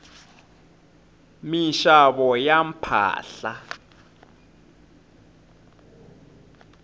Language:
Tsonga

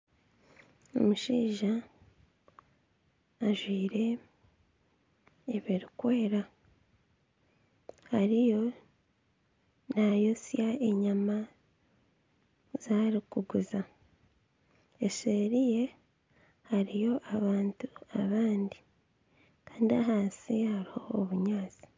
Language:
Nyankole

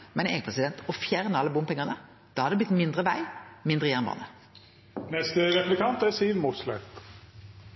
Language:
Norwegian Nynorsk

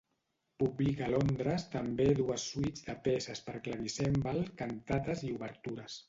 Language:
Catalan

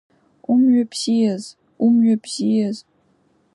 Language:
Abkhazian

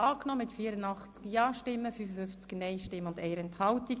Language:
Swiss German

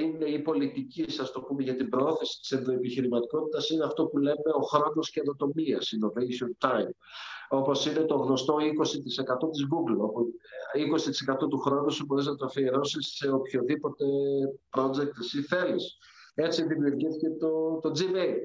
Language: Greek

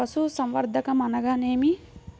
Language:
Telugu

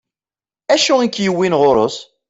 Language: Kabyle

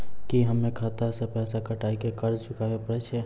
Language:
Maithili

